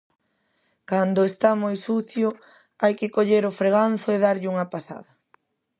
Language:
Galician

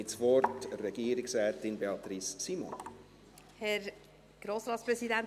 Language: Swiss German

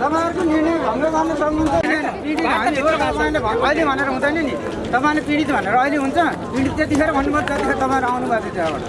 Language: Nepali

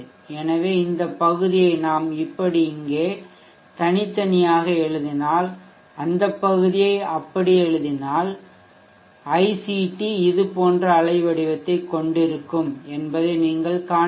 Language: Tamil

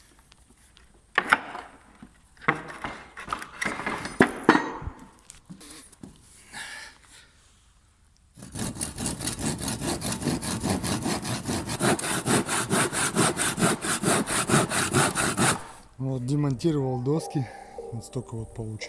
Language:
Russian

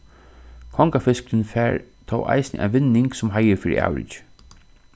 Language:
Faroese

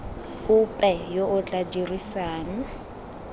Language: Tswana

